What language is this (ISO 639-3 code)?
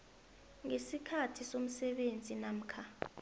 nbl